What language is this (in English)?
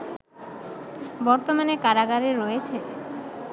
Bangla